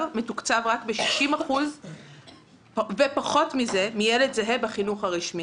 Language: Hebrew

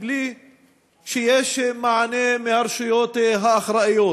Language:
Hebrew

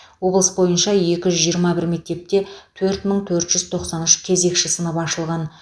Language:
Kazakh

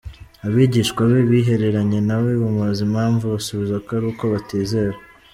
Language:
Kinyarwanda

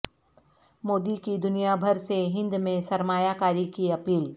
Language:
Urdu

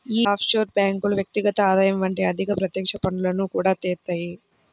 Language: Telugu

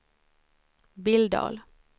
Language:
Swedish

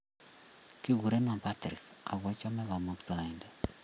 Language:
Kalenjin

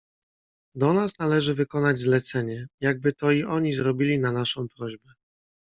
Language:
Polish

